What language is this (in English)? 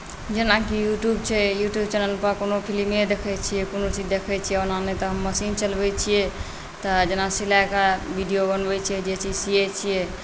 Maithili